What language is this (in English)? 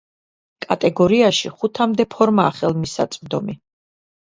Georgian